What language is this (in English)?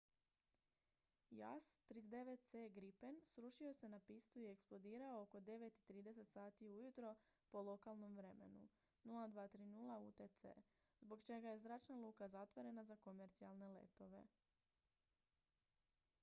Croatian